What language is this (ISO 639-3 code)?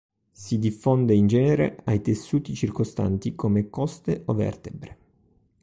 ita